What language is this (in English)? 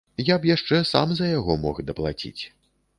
Belarusian